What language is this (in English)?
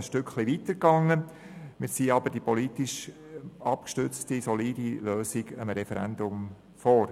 Swiss German